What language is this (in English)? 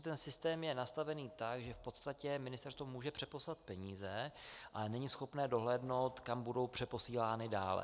Czech